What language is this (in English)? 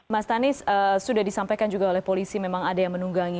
Indonesian